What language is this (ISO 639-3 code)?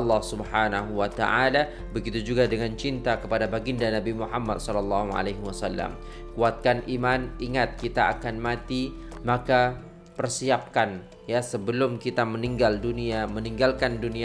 msa